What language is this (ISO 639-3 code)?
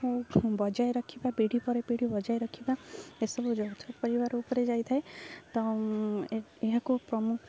ori